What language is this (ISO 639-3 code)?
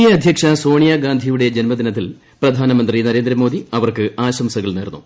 mal